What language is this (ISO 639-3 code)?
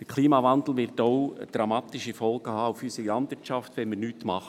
gsw